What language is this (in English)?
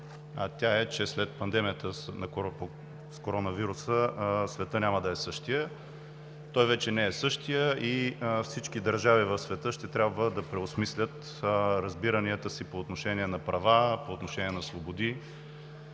Bulgarian